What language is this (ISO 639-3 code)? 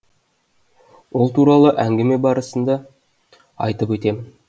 kaz